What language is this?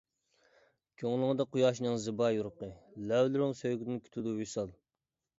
Uyghur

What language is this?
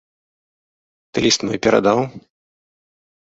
Belarusian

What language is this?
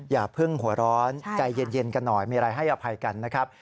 Thai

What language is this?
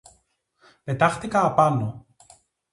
Greek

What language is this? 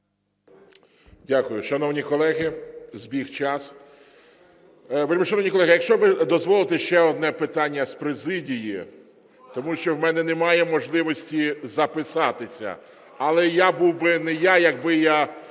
Ukrainian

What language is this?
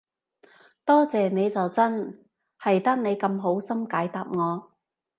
Cantonese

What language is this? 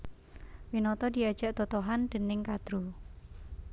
Javanese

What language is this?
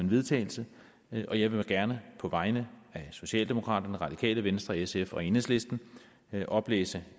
Danish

